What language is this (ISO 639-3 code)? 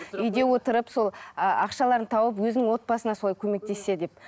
kaz